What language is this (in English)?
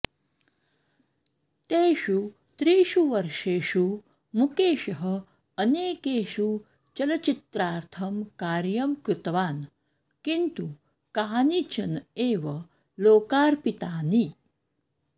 Sanskrit